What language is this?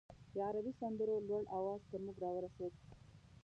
Pashto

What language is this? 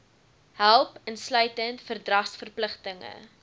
Afrikaans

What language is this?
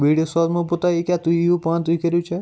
Kashmiri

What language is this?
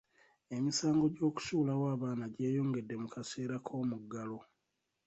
Ganda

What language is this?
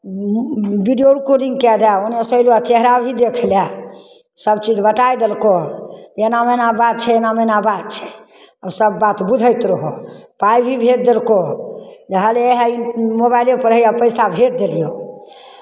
Maithili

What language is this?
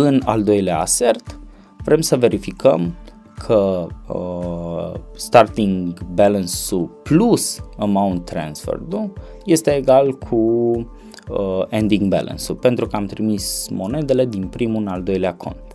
Romanian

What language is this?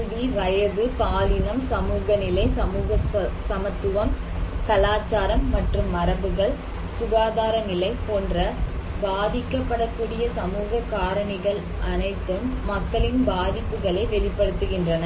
Tamil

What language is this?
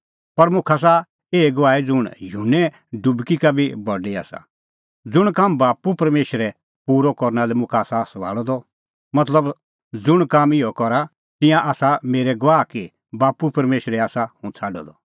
Kullu Pahari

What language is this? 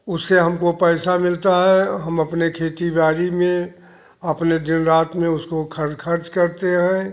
Hindi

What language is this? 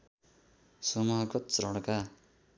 Nepali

